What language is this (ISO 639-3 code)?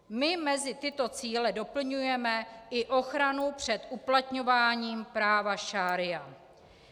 ces